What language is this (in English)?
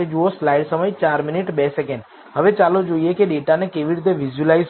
Gujarati